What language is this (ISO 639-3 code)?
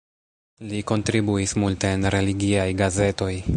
epo